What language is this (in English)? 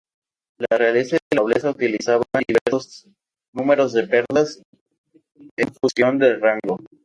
Spanish